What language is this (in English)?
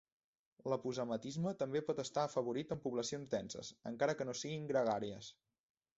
Catalan